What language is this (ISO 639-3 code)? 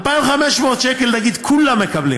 heb